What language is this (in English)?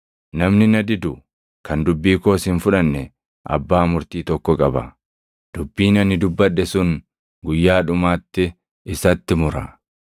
Oromo